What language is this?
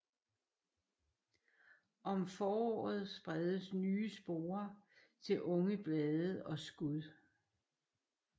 Danish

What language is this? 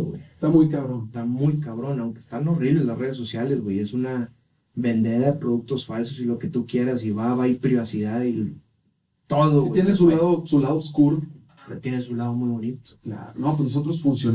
Spanish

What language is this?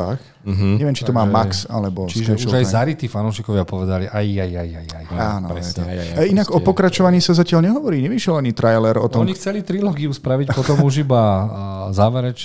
Slovak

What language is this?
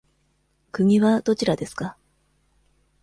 Japanese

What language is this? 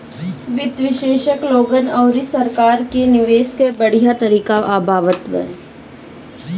Bhojpuri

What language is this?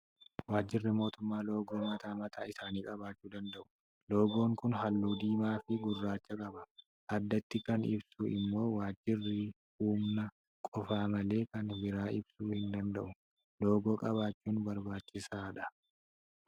Oromo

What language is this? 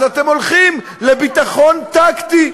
Hebrew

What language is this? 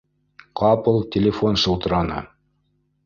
Bashkir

